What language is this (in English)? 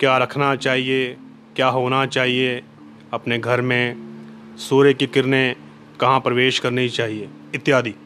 Hindi